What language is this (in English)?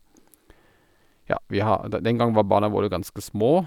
Norwegian